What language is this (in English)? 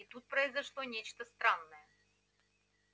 Russian